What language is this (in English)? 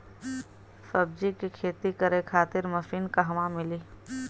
Bhojpuri